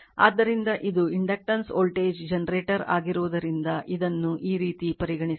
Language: Kannada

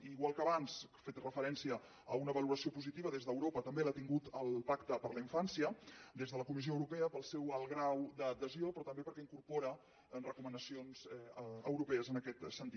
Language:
Catalan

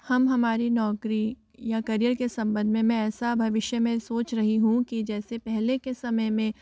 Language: Hindi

